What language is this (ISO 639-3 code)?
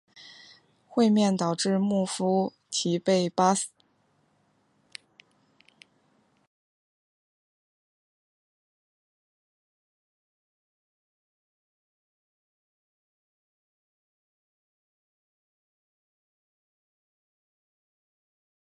zho